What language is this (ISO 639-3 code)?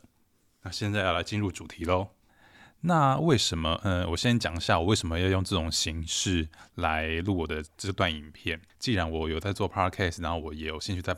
zho